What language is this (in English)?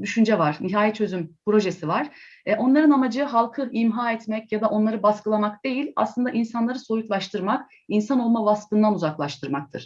Turkish